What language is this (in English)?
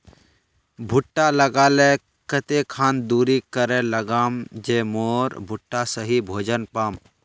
Magahi